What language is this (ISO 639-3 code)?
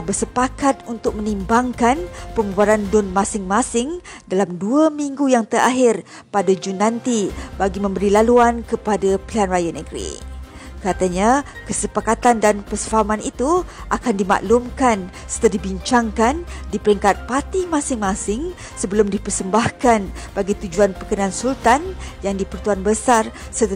msa